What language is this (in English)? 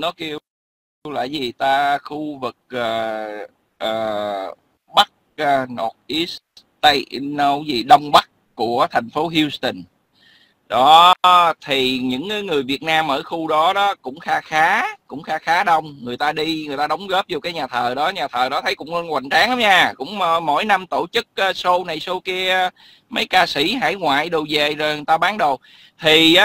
Vietnamese